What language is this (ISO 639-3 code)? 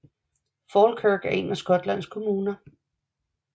dan